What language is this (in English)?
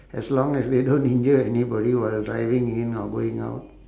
English